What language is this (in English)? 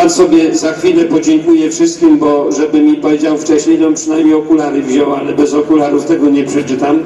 Polish